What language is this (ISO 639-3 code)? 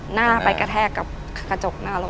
tha